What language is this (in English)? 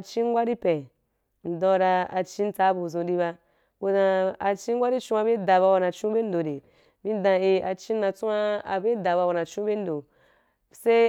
Wapan